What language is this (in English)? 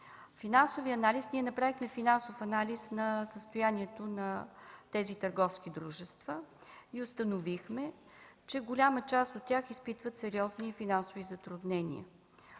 Bulgarian